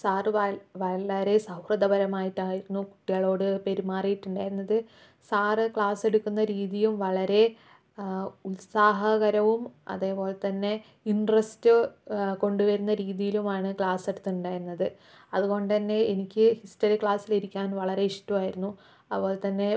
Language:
Malayalam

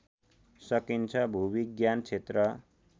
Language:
Nepali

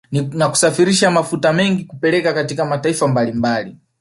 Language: Swahili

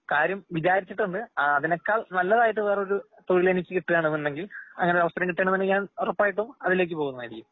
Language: Malayalam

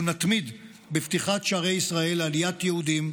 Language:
Hebrew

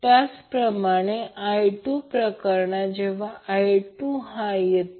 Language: Marathi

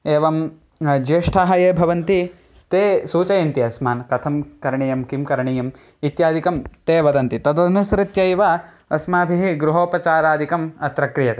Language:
Sanskrit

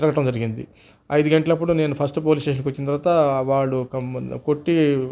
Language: Telugu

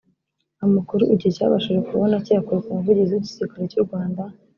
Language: Kinyarwanda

